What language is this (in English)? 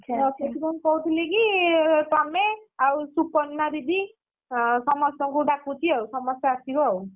Odia